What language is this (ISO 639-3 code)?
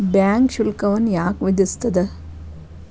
kan